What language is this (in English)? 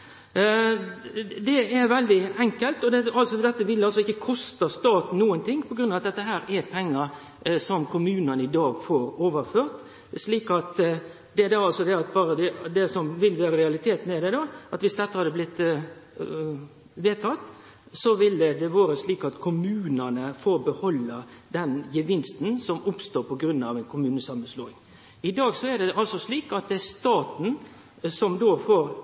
Norwegian Nynorsk